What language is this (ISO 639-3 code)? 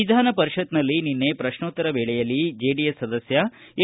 kan